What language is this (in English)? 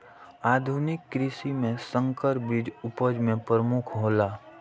Maithili